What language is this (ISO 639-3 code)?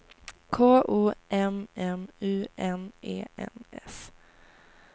swe